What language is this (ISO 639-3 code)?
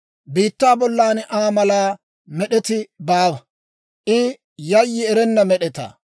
dwr